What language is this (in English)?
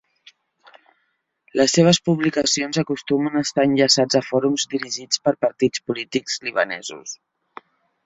Catalan